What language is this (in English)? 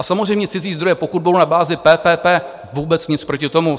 Czech